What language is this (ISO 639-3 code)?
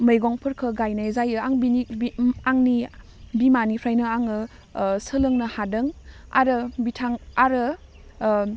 brx